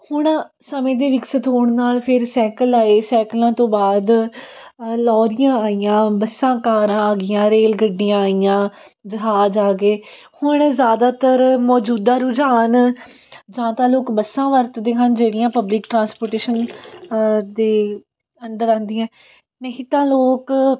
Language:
Punjabi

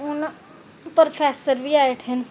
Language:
Dogri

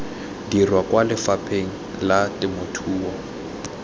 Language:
Tswana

